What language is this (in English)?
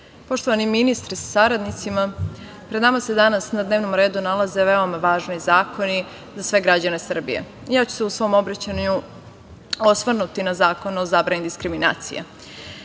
Serbian